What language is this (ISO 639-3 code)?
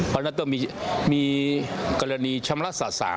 tha